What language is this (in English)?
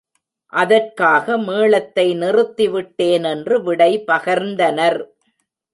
Tamil